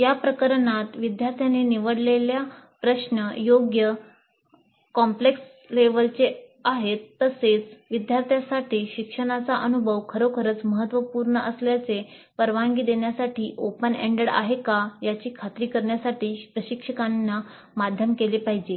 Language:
Marathi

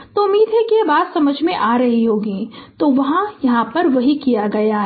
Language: Hindi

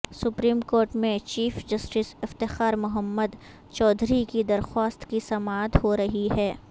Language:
Urdu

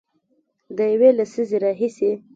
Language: Pashto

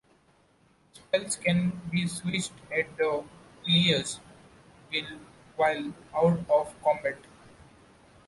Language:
English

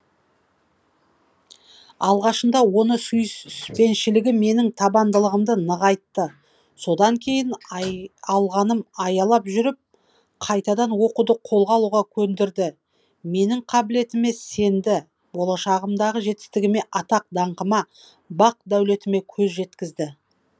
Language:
Kazakh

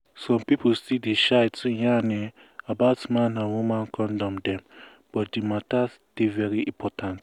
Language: Nigerian Pidgin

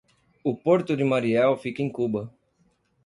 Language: Portuguese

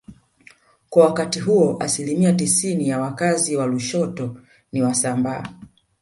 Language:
Swahili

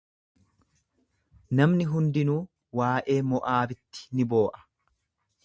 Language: Oromo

